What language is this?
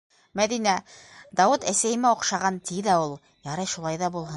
Bashkir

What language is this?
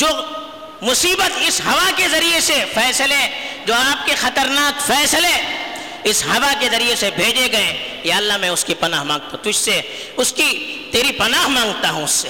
Urdu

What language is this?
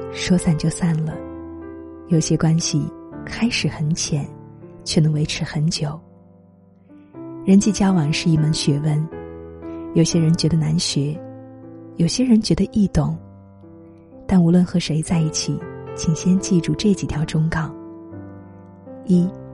Chinese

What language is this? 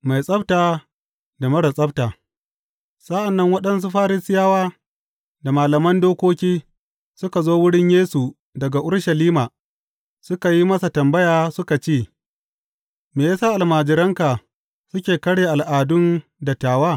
Hausa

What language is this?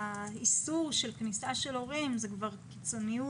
Hebrew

